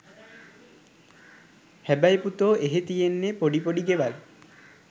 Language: Sinhala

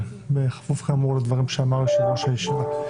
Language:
Hebrew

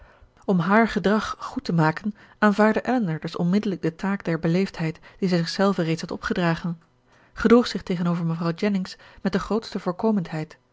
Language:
Dutch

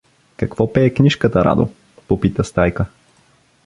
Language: Bulgarian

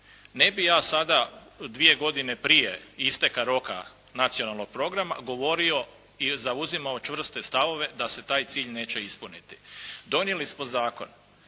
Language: Croatian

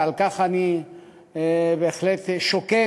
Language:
Hebrew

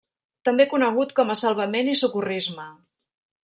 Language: Catalan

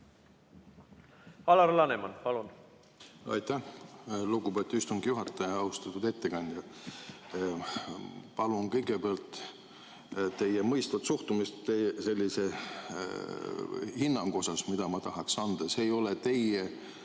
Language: Estonian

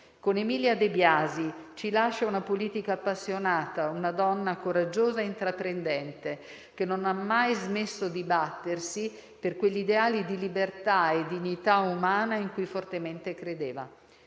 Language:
Italian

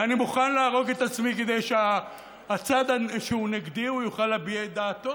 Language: Hebrew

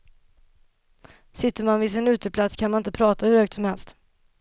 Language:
Swedish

